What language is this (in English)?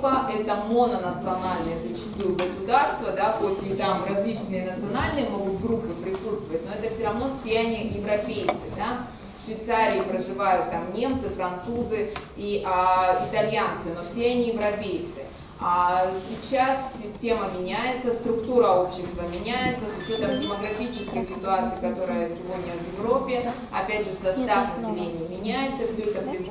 Russian